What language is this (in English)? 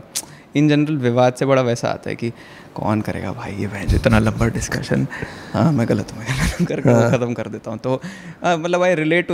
Hindi